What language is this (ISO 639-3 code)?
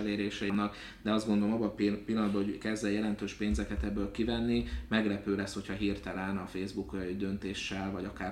hun